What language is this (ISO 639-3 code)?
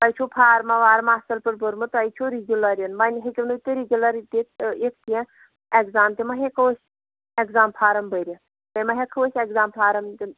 kas